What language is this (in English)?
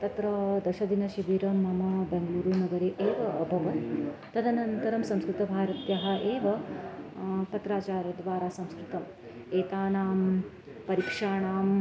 Sanskrit